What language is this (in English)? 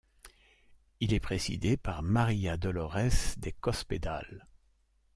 French